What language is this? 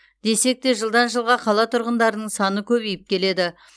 Kazakh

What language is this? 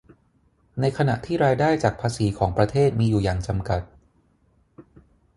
Thai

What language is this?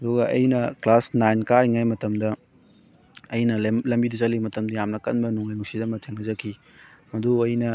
Manipuri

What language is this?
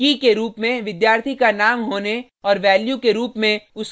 Hindi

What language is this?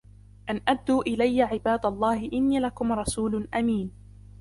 Arabic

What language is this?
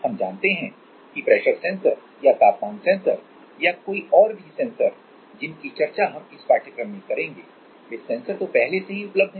Hindi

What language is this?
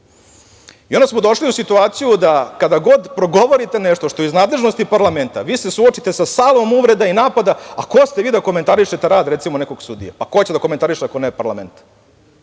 Serbian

